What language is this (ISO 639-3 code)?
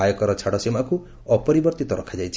ori